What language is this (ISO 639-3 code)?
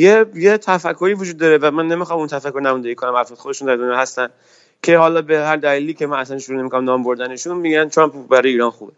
fas